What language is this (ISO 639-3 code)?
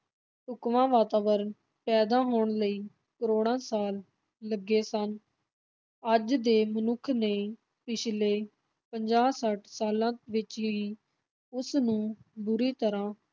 pan